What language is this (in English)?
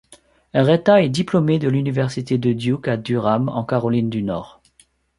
French